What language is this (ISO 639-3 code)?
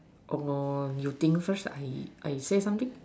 eng